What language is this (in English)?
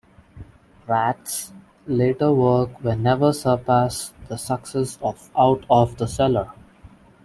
English